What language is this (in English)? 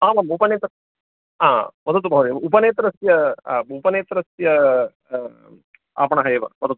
Sanskrit